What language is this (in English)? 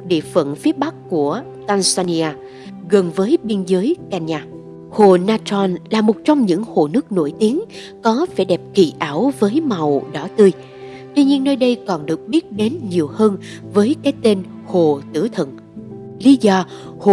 Vietnamese